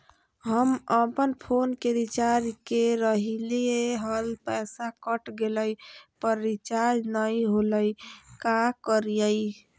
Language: Magahi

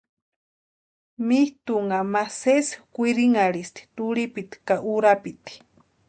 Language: Western Highland Purepecha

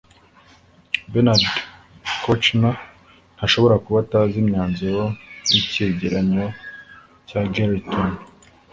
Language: Kinyarwanda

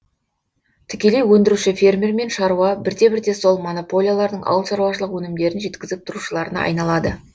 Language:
Kazakh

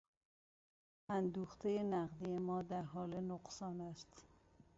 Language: Persian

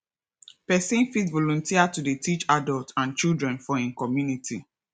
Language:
Nigerian Pidgin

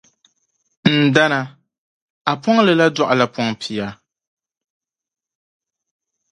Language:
Dagbani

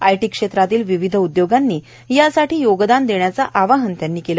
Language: Marathi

